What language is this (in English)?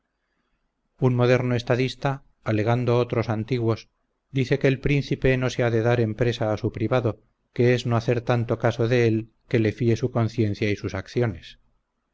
Spanish